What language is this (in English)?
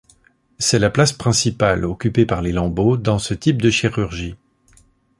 French